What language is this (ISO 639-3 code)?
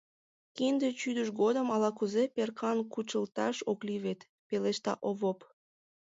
chm